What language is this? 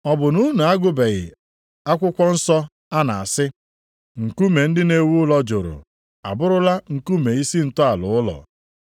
Igbo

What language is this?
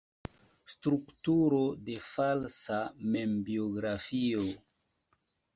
Esperanto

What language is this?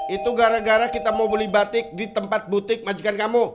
Indonesian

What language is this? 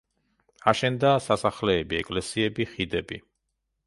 Georgian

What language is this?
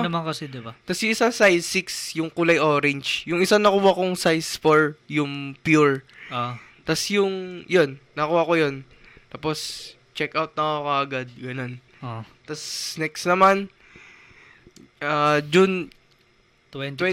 Filipino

